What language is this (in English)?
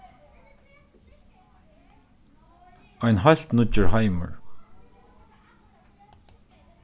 Faroese